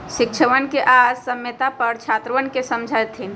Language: Magahi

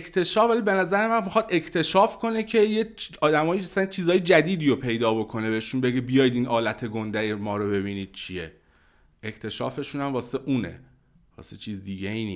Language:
Persian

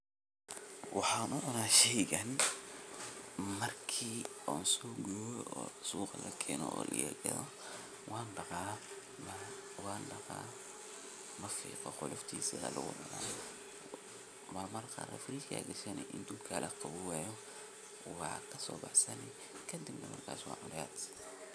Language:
Somali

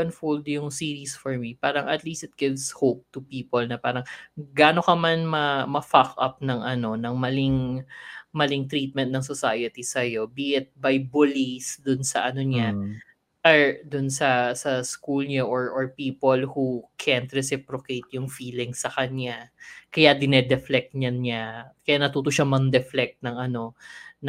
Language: Filipino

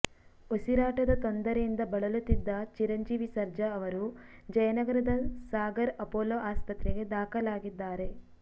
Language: Kannada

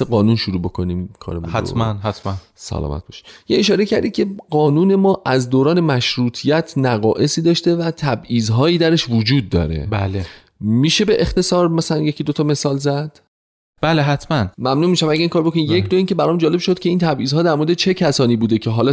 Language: Persian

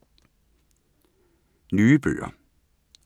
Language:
Danish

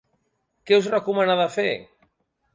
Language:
Catalan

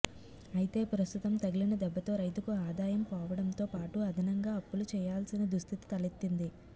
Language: Telugu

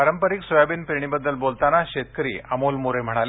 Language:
Marathi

